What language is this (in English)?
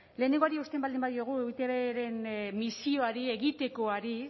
Basque